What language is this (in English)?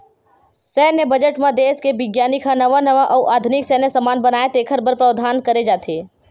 Chhattisgarhi